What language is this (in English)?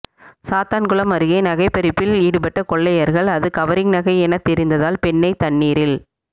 Tamil